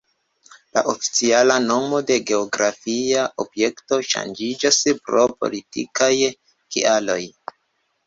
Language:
Esperanto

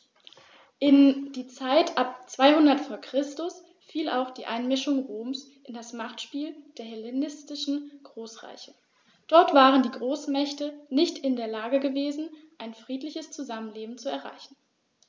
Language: German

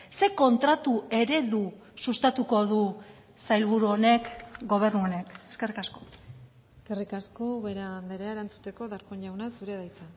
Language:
Basque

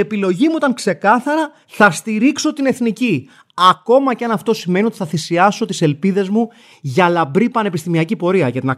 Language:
Greek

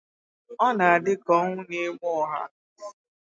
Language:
Igbo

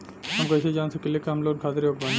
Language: Bhojpuri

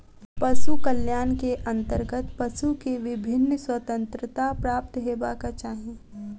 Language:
Maithili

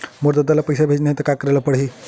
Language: Chhattisgarhi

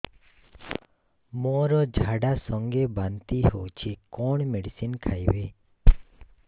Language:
Odia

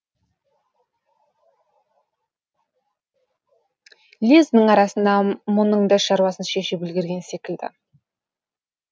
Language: Kazakh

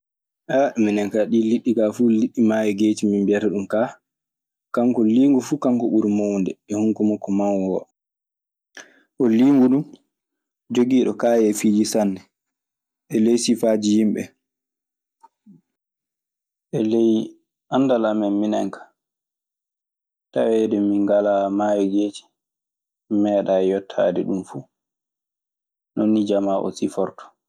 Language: Maasina Fulfulde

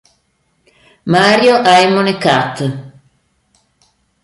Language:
Italian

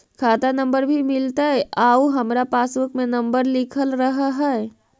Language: Magahi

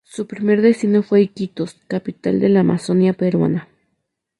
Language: Spanish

